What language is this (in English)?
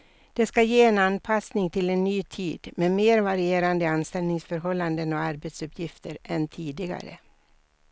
Swedish